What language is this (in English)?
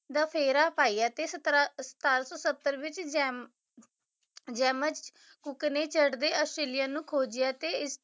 Punjabi